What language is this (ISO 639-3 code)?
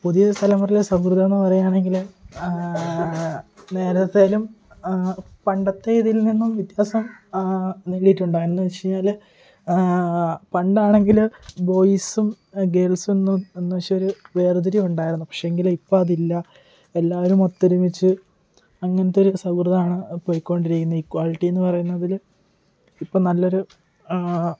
mal